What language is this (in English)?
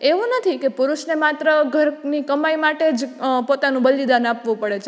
Gujarati